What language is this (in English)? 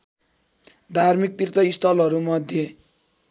Nepali